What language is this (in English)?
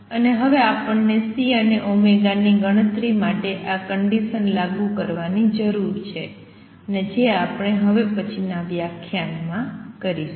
Gujarati